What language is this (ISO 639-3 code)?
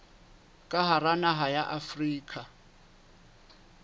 sot